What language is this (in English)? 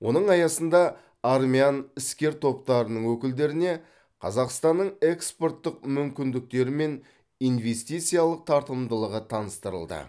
Kazakh